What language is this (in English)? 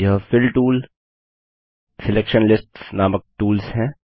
Hindi